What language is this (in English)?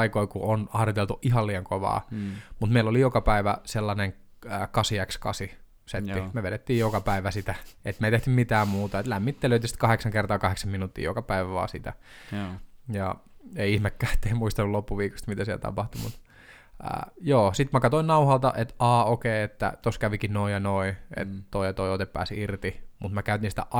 Finnish